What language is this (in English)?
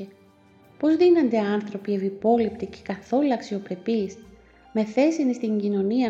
Greek